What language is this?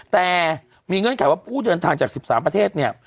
Thai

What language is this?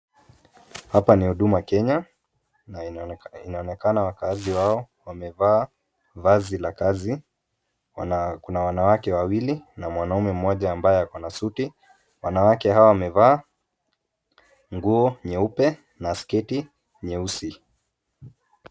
Swahili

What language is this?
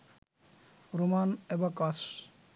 Bangla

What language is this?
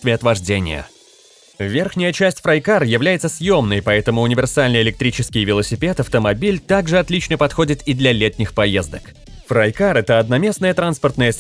Russian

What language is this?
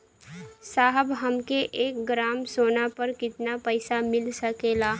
Bhojpuri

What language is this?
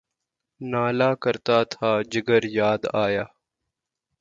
Urdu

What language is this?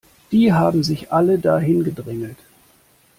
German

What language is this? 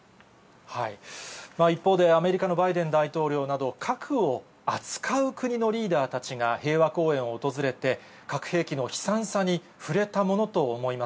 Japanese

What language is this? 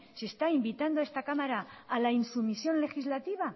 Spanish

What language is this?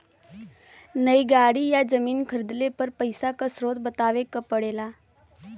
Bhojpuri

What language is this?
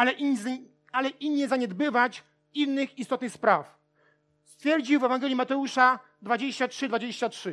Polish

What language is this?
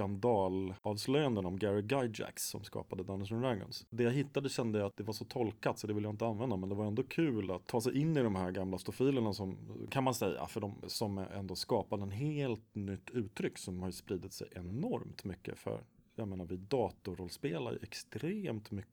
Swedish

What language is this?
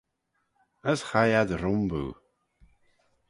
Manx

